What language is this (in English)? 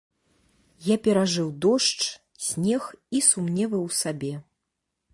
Belarusian